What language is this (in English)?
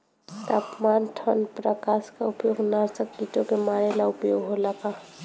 Bhojpuri